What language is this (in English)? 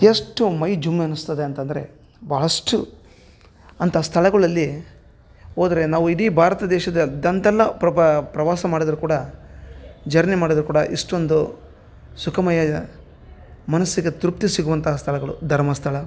Kannada